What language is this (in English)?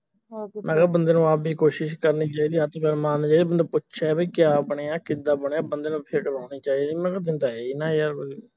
Punjabi